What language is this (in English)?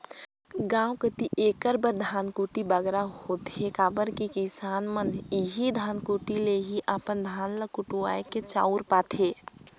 Chhattisgarhi